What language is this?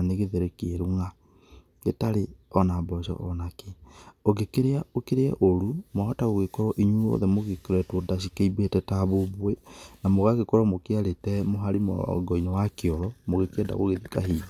Kikuyu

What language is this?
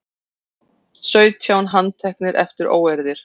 Icelandic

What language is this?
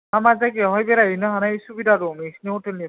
Bodo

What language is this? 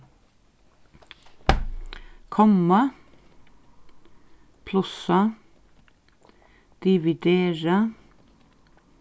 Faroese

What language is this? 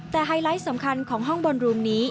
Thai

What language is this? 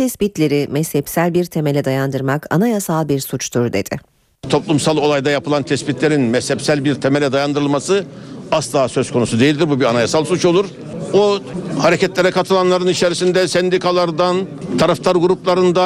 Turkish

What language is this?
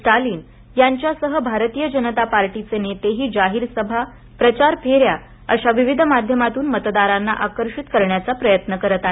Marathi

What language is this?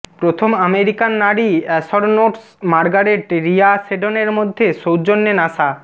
Bangla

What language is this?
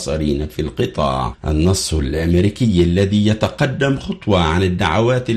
Arabic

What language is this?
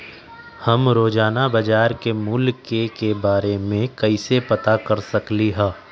Magahi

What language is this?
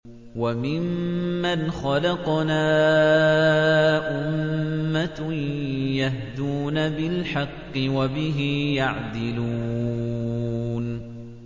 Arabic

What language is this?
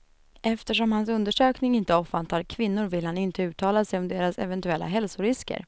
Swedish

